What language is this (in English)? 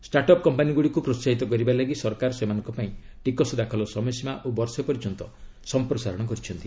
Odia